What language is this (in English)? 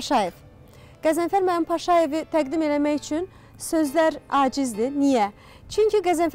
Turkish